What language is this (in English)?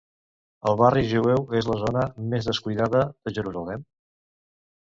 Catalan